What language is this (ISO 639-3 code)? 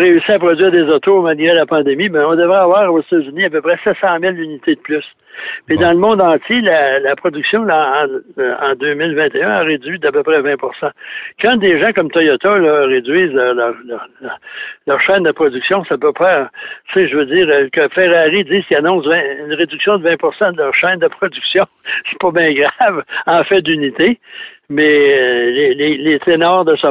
fra